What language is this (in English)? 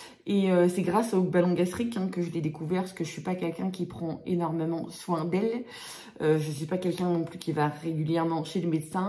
French